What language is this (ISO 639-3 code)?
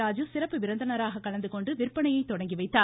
tam